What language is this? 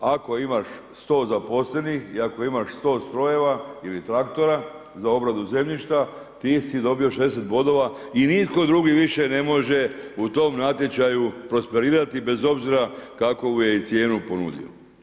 Croatian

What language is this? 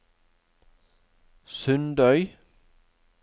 Norwegian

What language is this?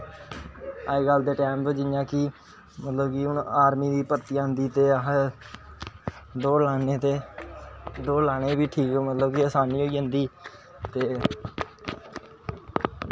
Dogri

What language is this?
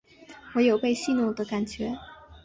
Chinese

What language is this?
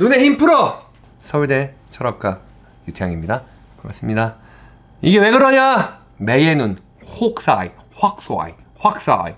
Korean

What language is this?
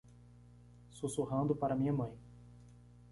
Portuguese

